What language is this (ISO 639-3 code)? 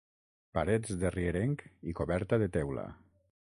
cat